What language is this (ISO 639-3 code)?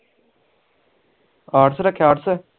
pan